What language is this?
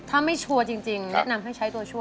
Thai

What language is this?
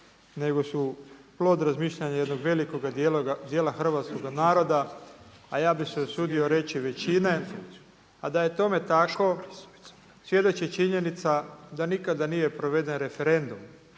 Croatian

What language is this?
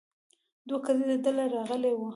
Pashto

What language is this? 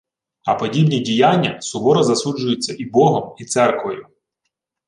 Ukrainian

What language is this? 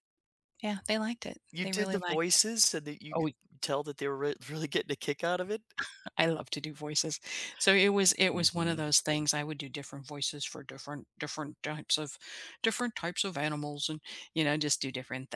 English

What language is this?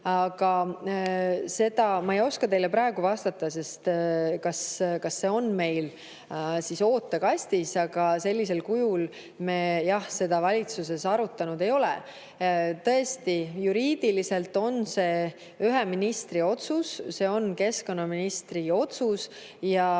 Estonian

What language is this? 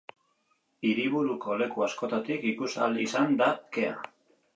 Basque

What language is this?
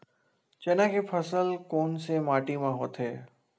Chhattisgarhi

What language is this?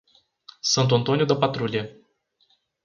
Portuguese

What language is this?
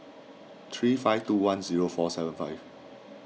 English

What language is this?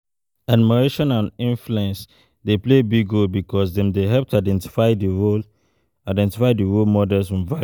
Nigerian Pidgin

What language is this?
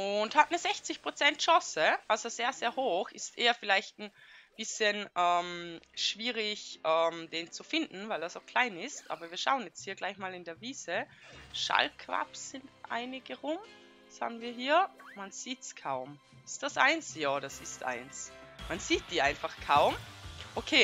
German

